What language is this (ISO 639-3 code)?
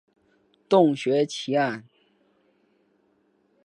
zho